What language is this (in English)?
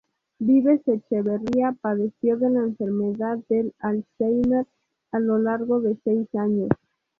Spanish